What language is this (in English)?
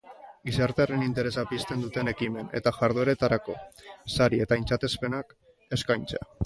Basque